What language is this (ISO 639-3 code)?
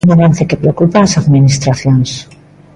glg